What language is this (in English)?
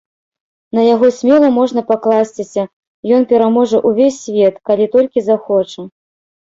Belarusian